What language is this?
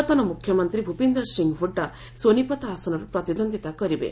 Odia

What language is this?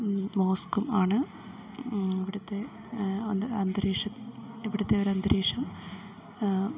Malayalam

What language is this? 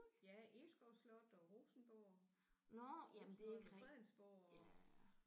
Danish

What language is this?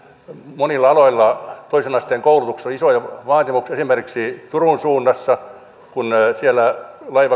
Finnish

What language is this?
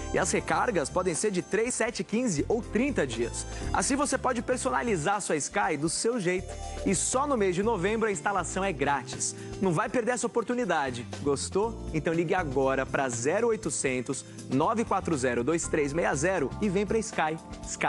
Portuguese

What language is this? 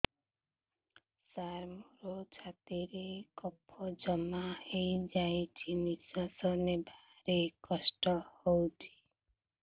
Odia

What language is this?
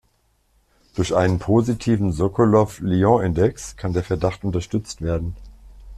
German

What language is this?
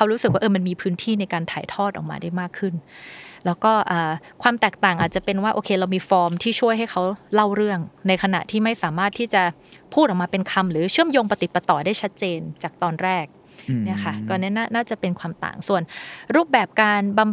Thai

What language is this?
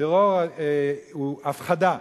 Hebrew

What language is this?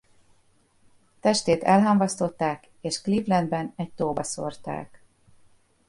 Hungarian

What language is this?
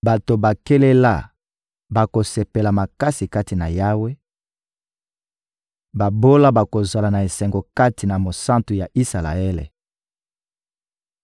Lingala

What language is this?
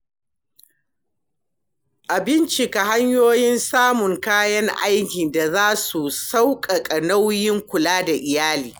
Hausa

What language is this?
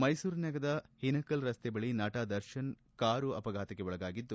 Kannada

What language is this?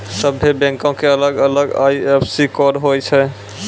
Maithili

